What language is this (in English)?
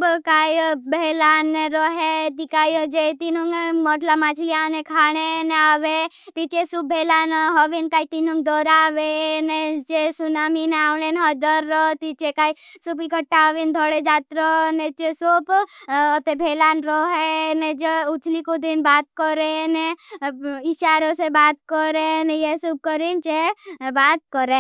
Bhili